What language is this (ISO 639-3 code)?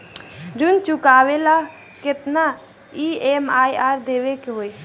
bho